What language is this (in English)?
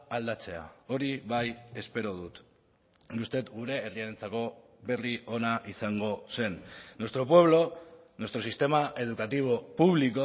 Basque